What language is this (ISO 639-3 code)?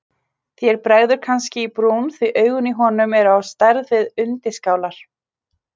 isl